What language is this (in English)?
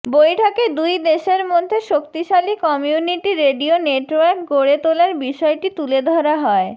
Bangla